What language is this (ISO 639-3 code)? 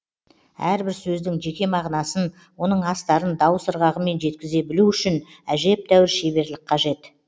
kaz